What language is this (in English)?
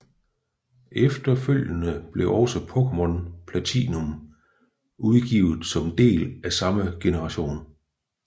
Danish